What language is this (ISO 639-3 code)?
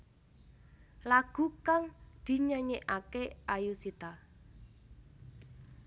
jav